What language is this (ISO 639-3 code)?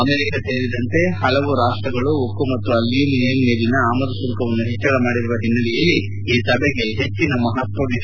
kan